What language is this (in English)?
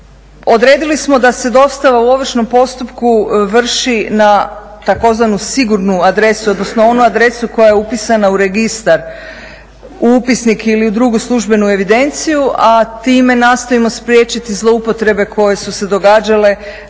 Croatian